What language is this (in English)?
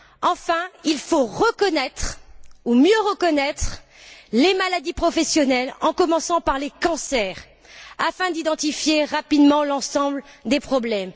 French